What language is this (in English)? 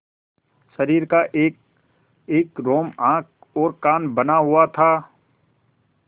Hindi